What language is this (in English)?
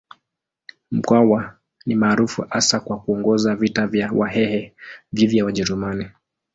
Swahili